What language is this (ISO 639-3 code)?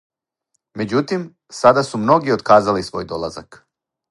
srp